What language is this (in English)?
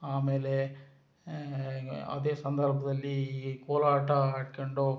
Kannada